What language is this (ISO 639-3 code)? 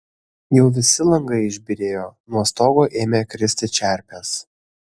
lit